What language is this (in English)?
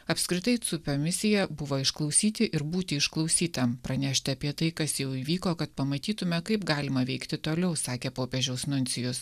Lithuanian